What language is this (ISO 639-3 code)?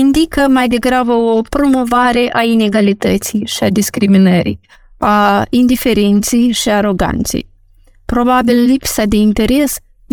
ron